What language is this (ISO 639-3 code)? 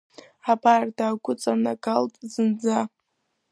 abk